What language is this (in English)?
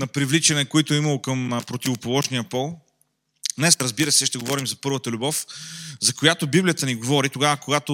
Bulgarian